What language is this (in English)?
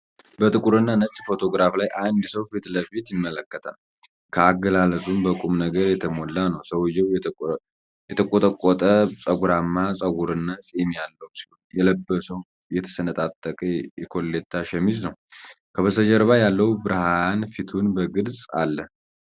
Amharic